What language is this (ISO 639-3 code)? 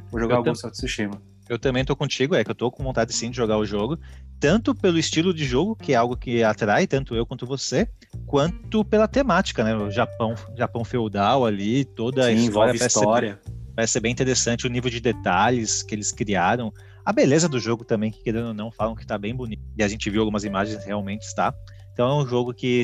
por